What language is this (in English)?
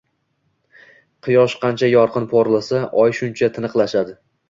Uzbek